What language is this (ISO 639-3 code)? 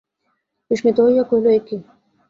ben